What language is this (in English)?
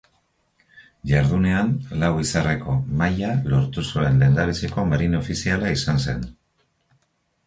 Basque